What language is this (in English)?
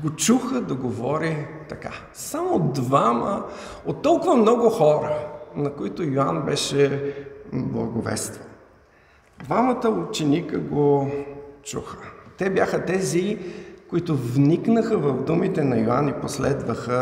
Bulgarian